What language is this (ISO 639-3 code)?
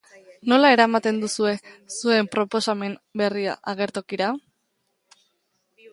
eus